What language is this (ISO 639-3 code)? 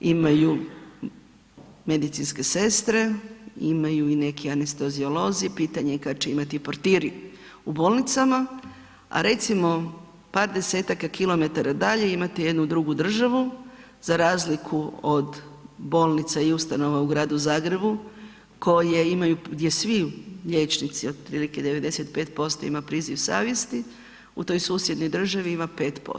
hrv